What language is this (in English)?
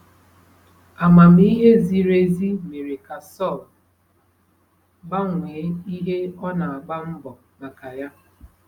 Igbo